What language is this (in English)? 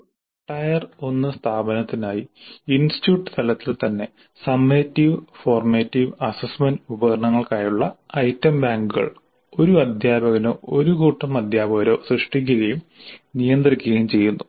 Malayalam